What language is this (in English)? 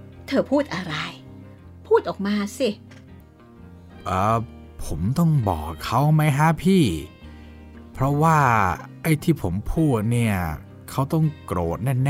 Thai